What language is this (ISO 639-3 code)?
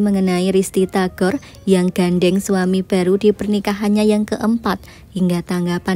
ind